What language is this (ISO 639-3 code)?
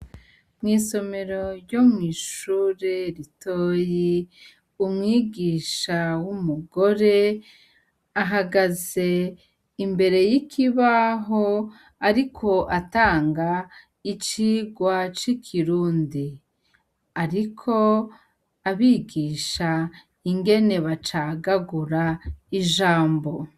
run